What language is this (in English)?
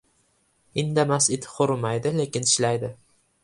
Uzbek